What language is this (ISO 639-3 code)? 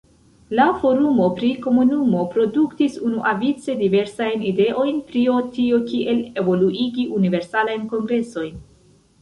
epo